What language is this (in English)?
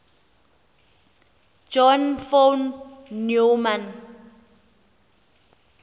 Xhosa